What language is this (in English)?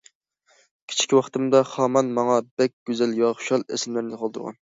Uyghur